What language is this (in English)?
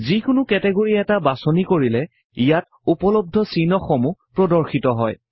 Assamese